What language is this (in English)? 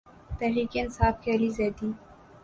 Urdu